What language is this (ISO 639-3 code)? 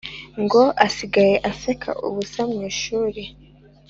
kin